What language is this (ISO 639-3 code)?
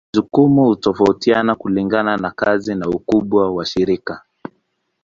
swa